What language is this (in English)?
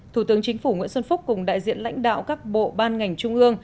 Vietnamese